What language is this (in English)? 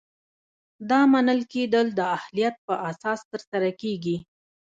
Pashto